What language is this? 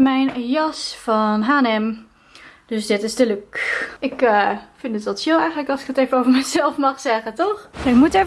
Dutch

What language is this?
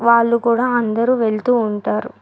Telugu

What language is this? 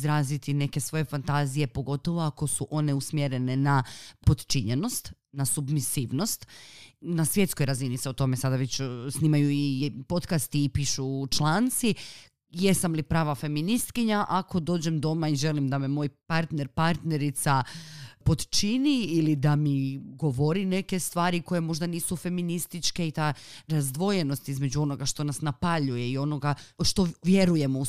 Croatian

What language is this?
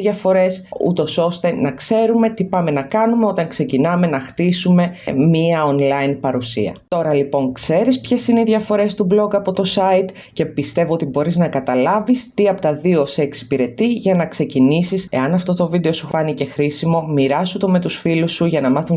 Greek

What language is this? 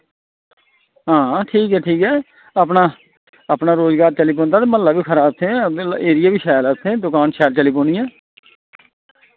Dogri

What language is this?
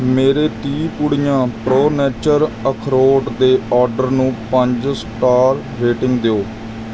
Punjabi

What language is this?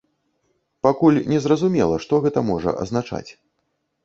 Belarusian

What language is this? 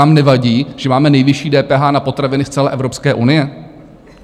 Czech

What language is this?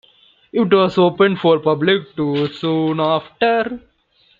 English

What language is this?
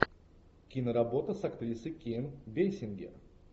Russian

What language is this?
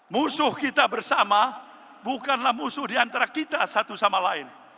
Indonesian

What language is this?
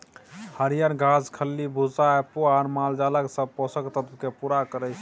Maithili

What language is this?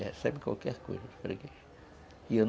Portuguese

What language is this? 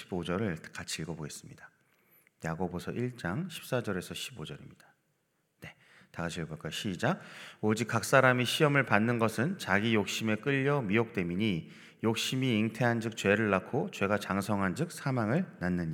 Korean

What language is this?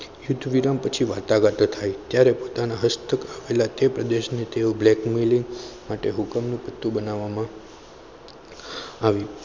Gujarati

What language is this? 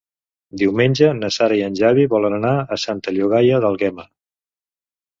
Catalan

